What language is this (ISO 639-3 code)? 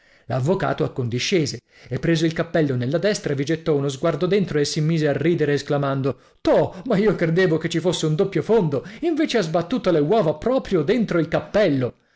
ita